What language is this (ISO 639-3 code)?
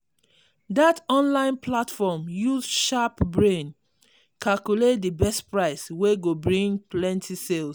pcm